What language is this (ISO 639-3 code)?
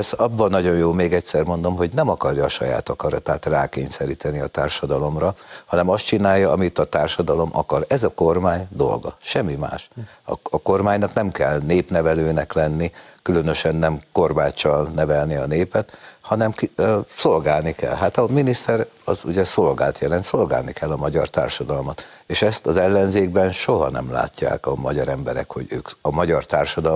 hun